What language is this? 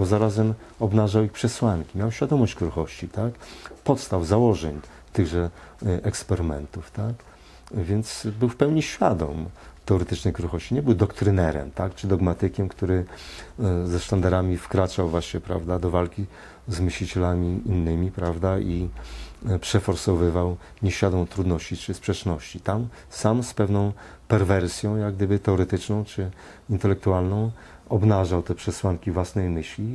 Polish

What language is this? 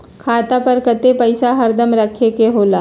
Magahi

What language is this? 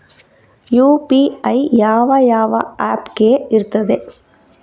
Kannada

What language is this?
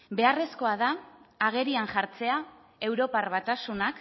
Basque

